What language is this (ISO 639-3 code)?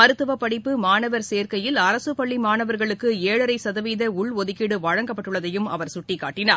tam